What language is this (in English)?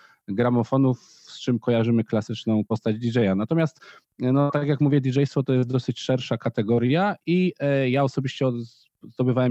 Polish